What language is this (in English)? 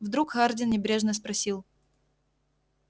Russian